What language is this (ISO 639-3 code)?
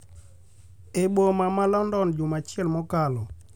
luo